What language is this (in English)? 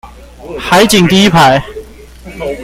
Chinese